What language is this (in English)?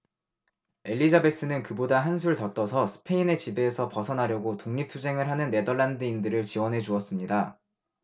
Korean